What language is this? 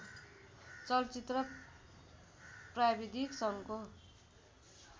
Nepali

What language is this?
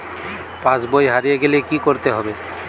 Bangla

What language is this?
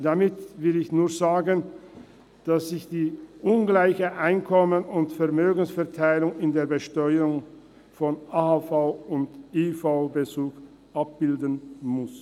Swiss German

